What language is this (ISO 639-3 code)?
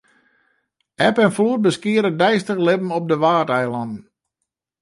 fry